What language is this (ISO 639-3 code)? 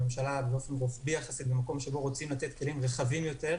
heb